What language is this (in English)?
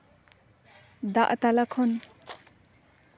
Santali